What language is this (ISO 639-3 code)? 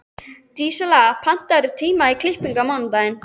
isl